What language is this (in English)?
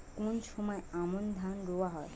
Bangla